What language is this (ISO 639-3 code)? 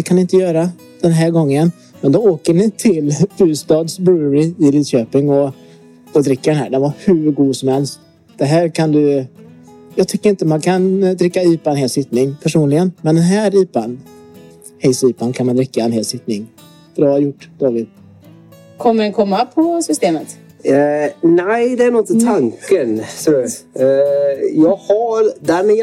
swe